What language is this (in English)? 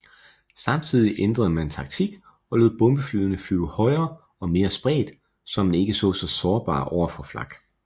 Danish